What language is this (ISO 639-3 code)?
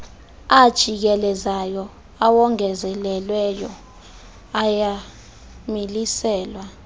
xho